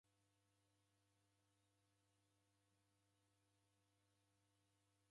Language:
Taita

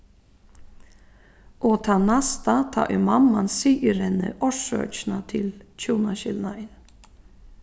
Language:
Faroese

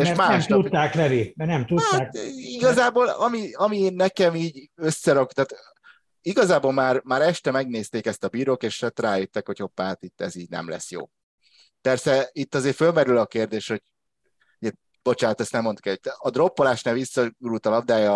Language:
Hungarian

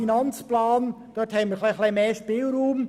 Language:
Swiss German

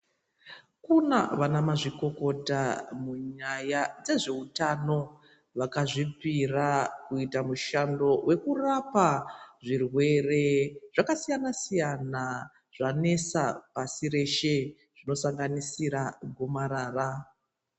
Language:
Ndau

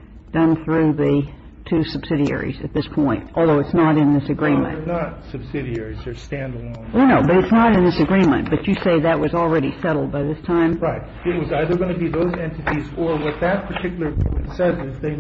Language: English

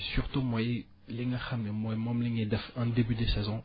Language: Wolof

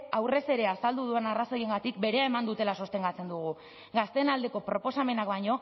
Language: Basque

